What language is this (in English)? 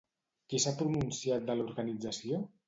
Catalan